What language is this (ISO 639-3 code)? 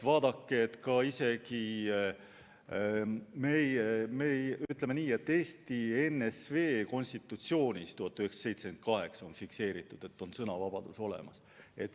est